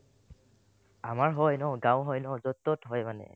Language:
Assamese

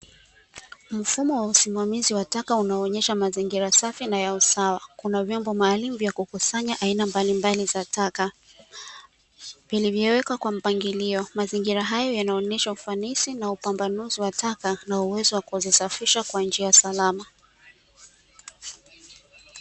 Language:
Swahili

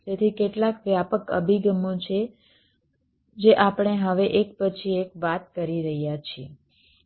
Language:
Gujarati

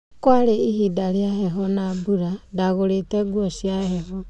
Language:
Kikuyu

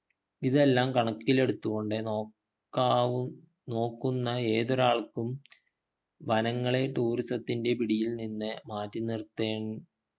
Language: Malayalam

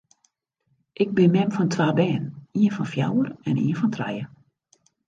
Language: Western Frisian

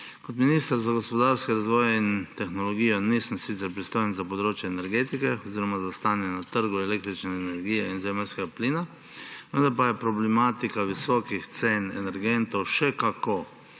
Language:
Slovenian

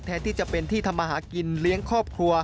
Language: Thai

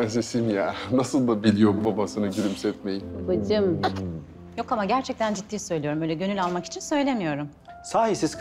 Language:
Turkish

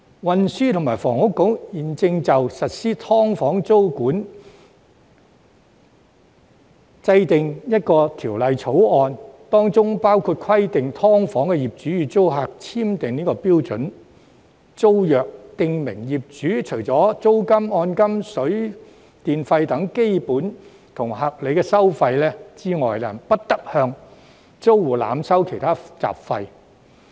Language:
Cantonese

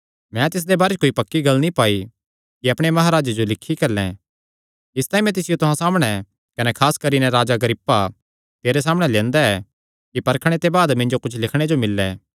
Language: Kangri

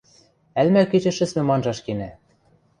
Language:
Western Mari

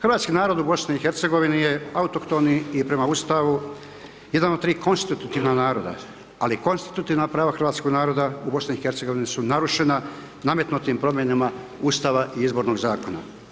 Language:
Croatian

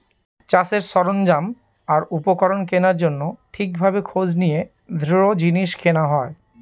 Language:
Bangla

